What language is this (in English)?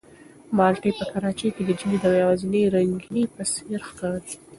Pashto